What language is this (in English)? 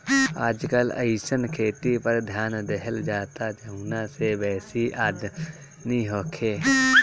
Bhojpuri